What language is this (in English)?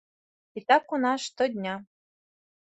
Belarusian